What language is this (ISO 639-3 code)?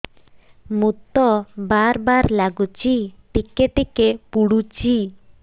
ori